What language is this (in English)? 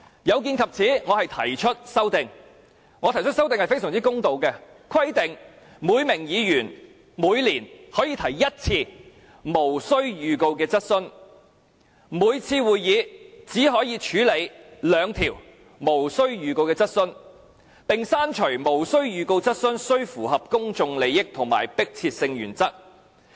Cantonese